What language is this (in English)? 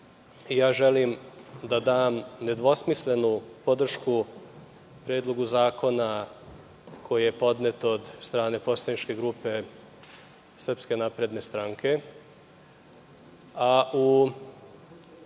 Serbian